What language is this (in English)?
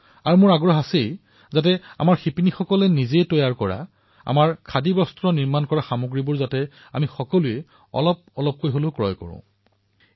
Assamese